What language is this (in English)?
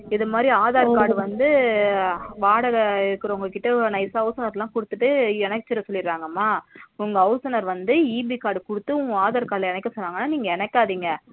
Tamil